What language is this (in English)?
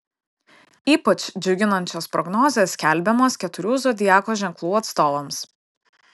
Lithuanian